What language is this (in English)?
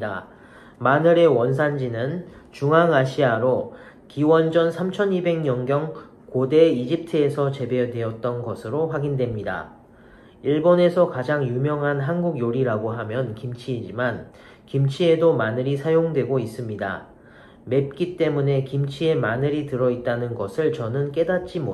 Korean